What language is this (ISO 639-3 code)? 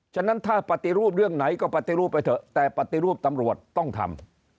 tha